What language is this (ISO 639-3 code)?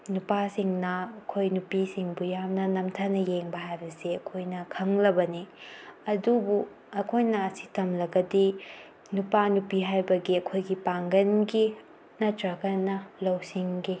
mni